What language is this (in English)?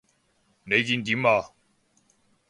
Cantonese